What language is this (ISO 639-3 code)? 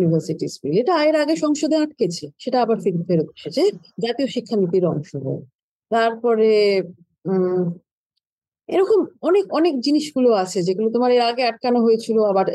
ben